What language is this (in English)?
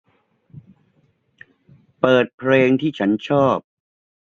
Thai